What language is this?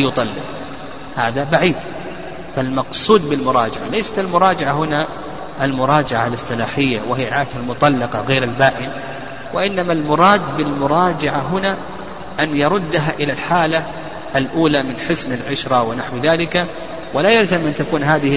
Arabic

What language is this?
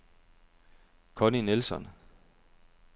Danish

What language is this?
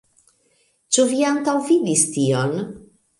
Esperanto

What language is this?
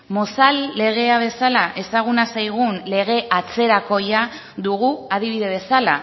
Basque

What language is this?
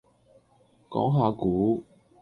Cantonese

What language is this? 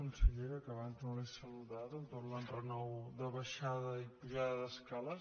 Catalan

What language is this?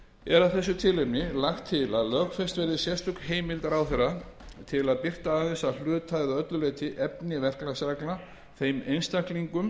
Icelandic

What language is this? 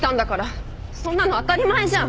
Japanese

